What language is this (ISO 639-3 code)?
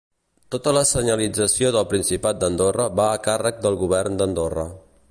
cat